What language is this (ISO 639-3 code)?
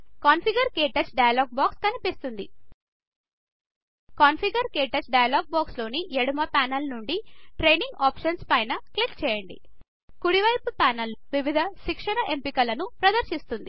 tel